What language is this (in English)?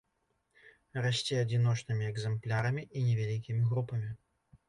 Belarusian